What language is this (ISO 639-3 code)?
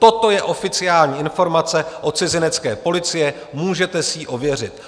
ces